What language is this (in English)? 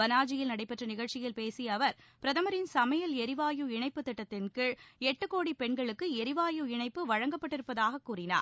Tamil